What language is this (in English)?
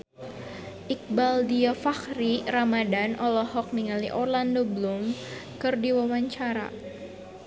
Sundanese